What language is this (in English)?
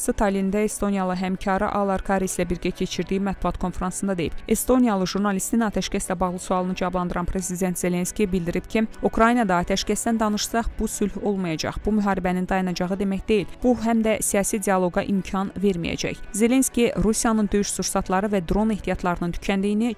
Turkish